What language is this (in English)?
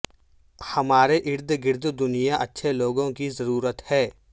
Urdu